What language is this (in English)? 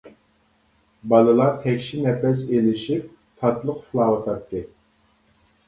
Uyghur